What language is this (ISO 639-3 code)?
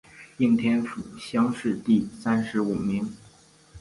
zho